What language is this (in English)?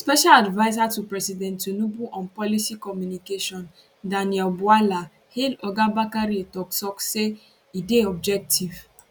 Nigerian Pidgin